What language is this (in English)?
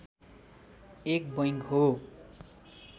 Nepali